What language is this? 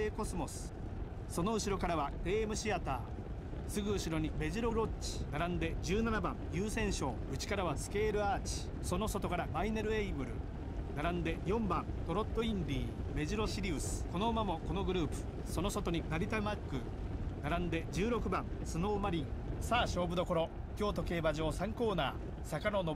Japanese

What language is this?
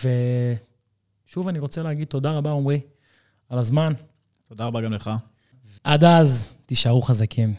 Hebrew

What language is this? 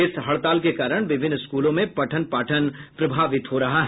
Hindi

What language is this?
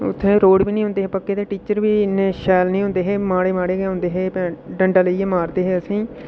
Dogri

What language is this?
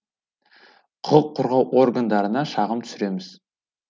Kazakh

